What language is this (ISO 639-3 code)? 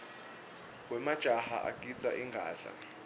ssw